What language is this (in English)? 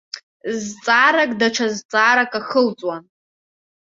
Abkhazian